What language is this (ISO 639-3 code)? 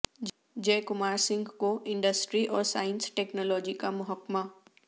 urd